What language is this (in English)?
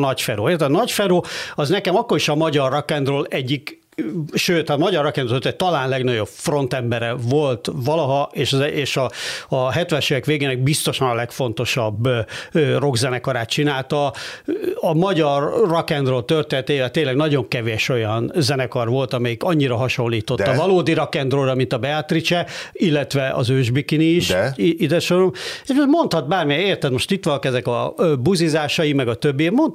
Hungarian